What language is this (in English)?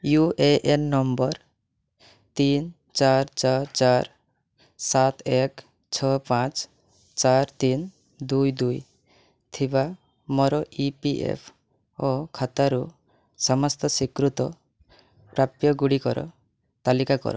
Odia